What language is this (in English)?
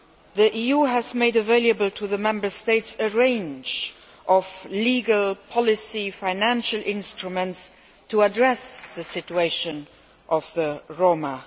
English